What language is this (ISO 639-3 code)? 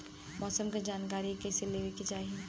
bho